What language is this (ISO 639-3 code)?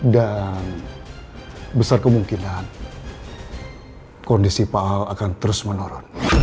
ind